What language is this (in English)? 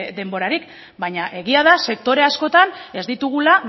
Basque